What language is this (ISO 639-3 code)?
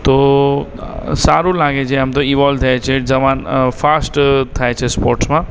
guj